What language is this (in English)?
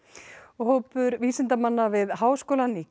Icelandic